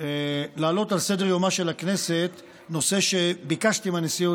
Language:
Hebrew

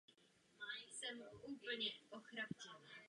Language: Czech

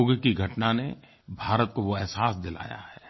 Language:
Hindi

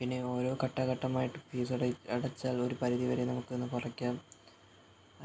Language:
Malayalam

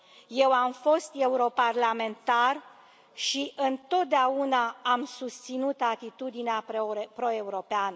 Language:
Romanian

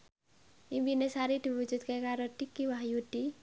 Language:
Javanese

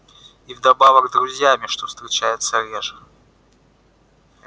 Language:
Russian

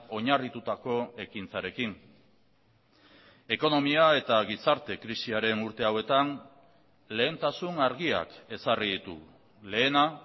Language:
Basque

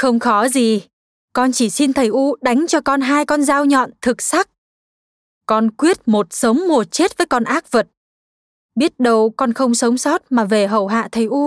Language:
Vietnamese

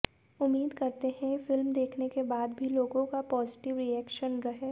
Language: Hindi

